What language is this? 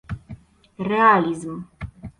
Polish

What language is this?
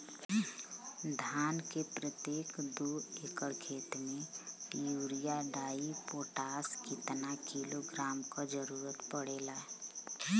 Bhojpuri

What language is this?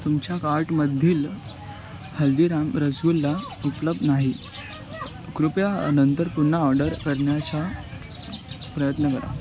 Marathi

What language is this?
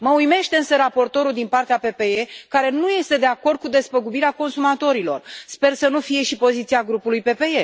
Romanian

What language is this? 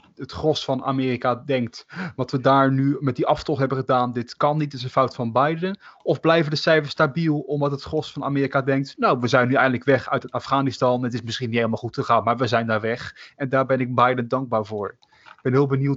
Dutch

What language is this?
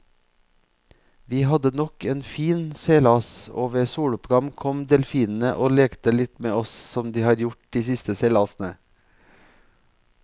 Norwegian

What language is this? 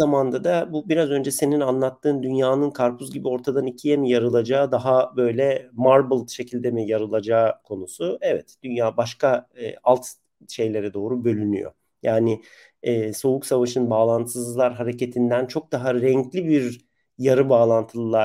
Turkish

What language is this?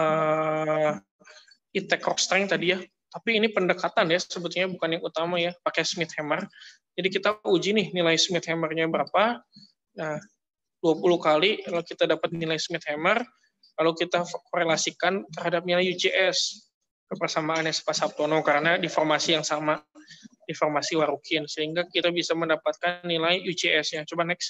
Indonesian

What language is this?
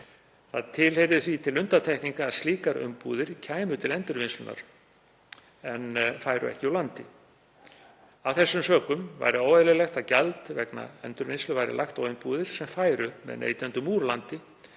Icelandic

